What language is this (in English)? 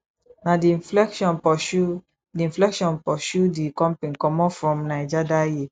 Nigerian Pidgin